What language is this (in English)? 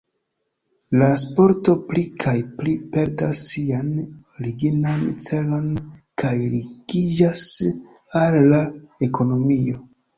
Esperanto